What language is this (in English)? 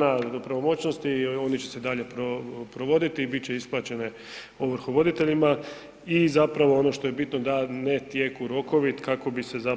Croatian